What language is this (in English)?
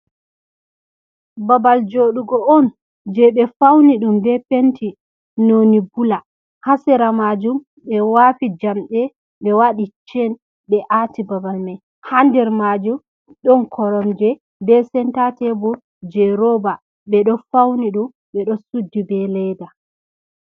Fula